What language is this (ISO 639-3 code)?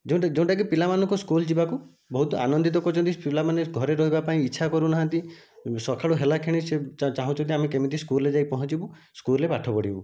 ori